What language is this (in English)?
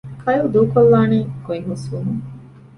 Divehi